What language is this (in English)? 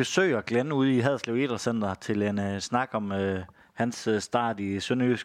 Danish